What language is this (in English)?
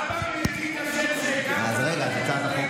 Hebrew